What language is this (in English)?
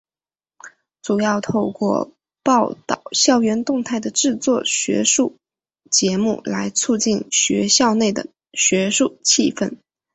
Chinese